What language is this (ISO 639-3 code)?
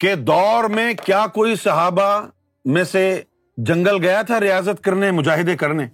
urd